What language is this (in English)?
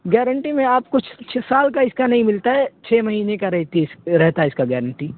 Urdu